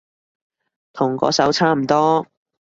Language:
Cantonese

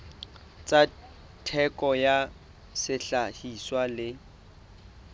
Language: Southern Sotho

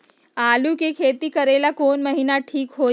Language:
Magahi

